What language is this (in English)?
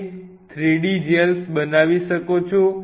Gujarati